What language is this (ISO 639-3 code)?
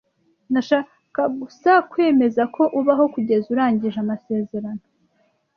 kin